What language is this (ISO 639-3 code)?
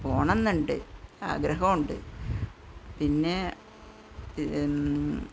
mal